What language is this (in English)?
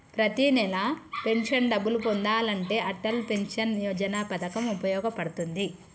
Telugu